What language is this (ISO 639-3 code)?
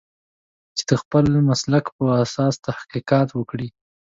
pus